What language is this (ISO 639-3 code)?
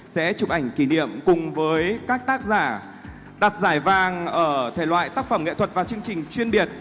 vie